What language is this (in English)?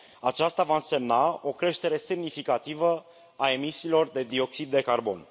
Romanian